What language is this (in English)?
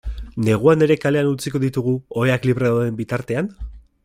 Basque